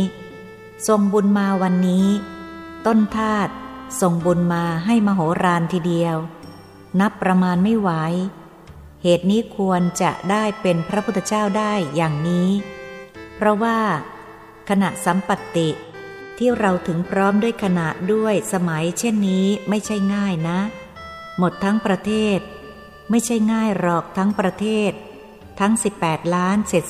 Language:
Thai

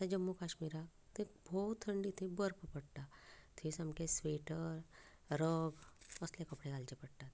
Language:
Konkani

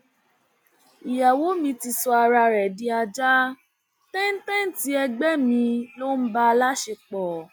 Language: Yoruba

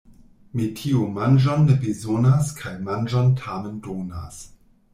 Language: Esperanto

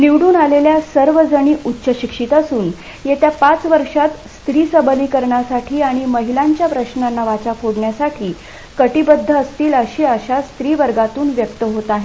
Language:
Marathi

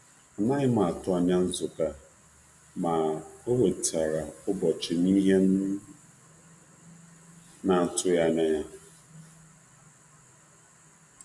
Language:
Igbo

